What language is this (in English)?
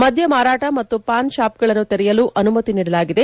Kannada